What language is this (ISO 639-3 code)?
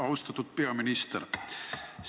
est